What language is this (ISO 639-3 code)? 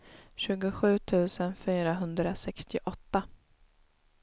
swe